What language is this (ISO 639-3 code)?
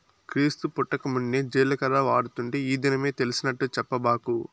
tel